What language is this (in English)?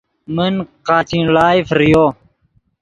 Yidgha